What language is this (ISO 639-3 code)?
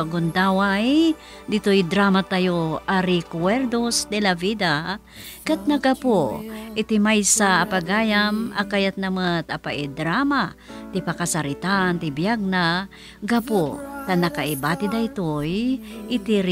fil